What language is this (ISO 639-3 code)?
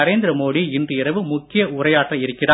tam